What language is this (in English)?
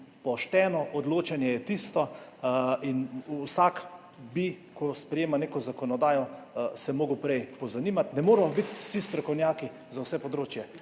Slovenian